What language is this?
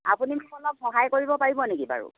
Assamese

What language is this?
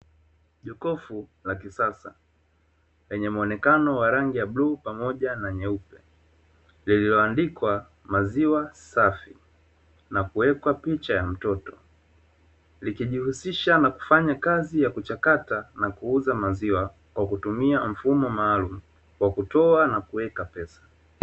Swahili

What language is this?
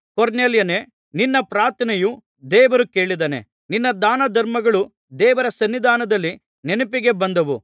Kannada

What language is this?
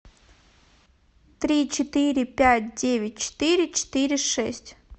Russian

